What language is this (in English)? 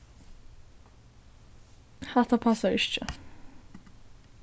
Faroese